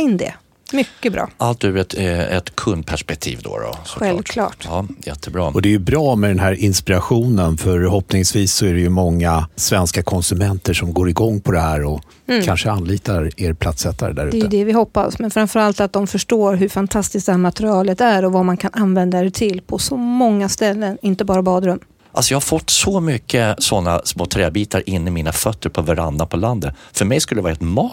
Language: Swedish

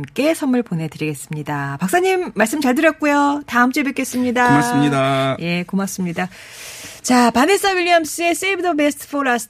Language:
Korean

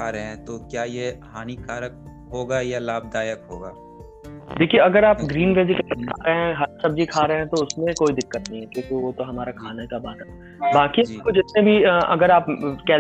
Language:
Hindi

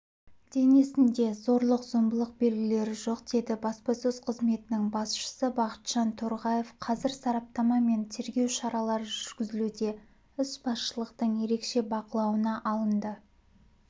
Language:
Kazakh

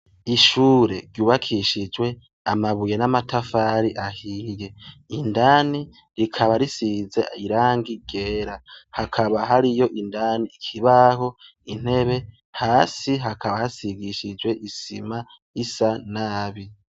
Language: Rundi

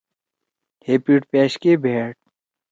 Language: Torwali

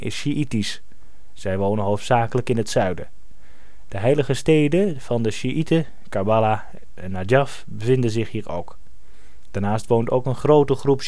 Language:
Dutch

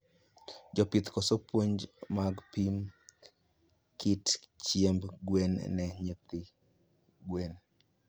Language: Luo (Kenya and Tanzania)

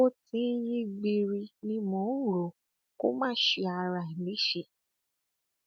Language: Yoruba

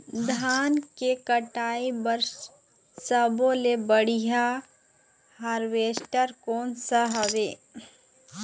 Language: Chhattisgarhi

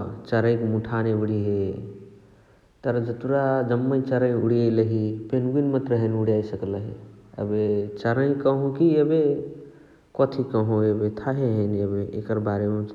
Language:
Chitwania Tharu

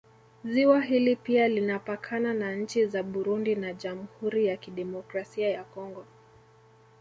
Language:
Swahili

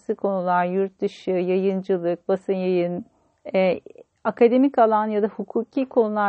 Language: Turkish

